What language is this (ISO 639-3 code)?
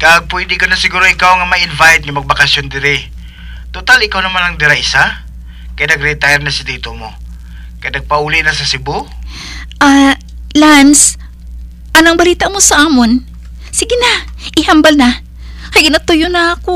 fil